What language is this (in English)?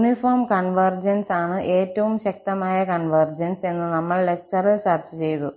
Malayalam